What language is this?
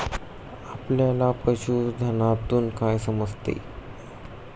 Marathi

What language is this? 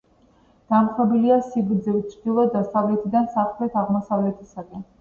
Georgian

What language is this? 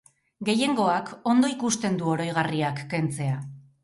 Basque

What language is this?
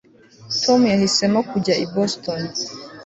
Kinyarwanda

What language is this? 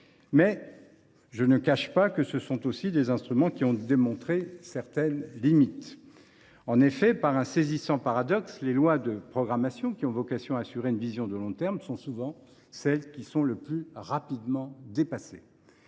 French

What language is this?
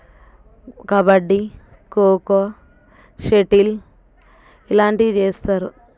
Telugu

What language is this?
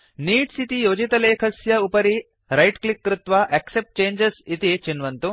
Sanskrit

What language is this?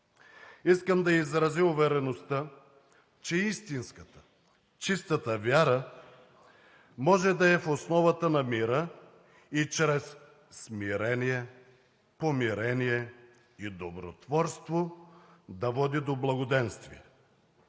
Bulgarian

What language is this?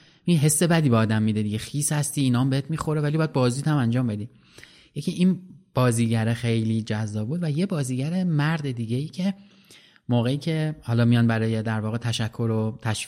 Persian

